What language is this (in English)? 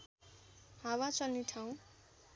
Nepali